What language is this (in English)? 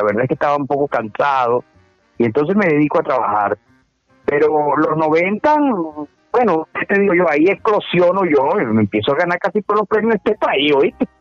Spanish